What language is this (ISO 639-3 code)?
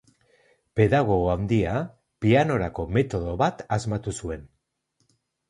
eus